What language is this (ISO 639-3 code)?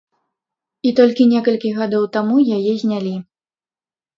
bel